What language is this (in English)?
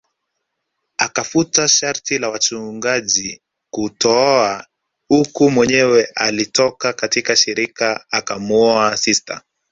Swahili